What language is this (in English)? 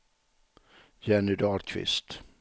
Swedish